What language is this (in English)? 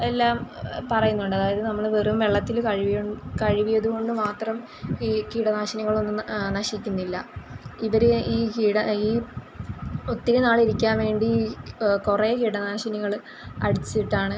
Malayalam